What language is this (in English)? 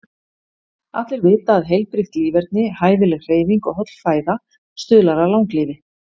Icelandic